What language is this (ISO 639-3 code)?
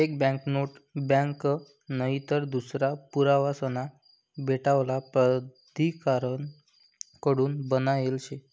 mar